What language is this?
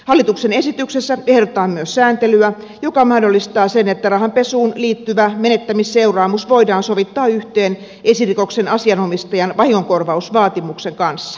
Finnish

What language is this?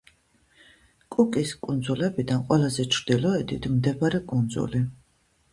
Georgian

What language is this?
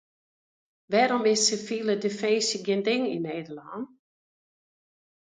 Western Frisian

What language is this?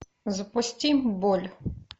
Russian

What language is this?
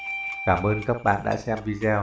Vietnamese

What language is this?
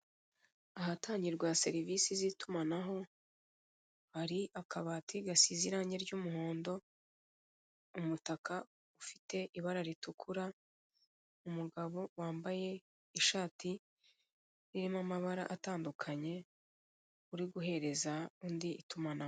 Kinyarwanda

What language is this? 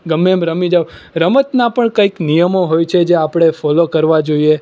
Gujarati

